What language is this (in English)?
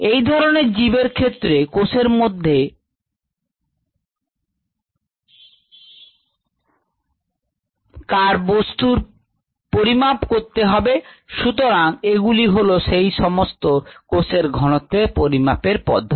Bangla